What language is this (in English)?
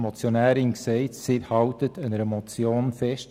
Swiss German